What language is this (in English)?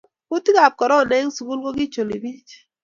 Kalenjin